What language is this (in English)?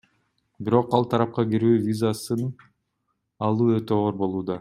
Kyrgyz